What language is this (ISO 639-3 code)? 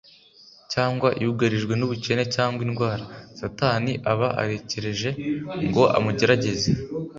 kin